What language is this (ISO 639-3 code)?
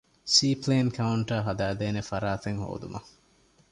div